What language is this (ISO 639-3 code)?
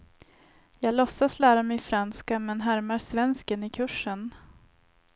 swe